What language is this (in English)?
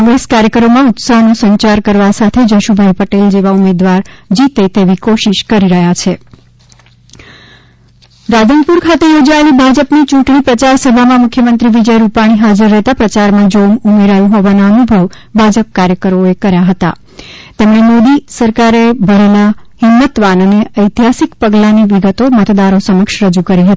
Gujarati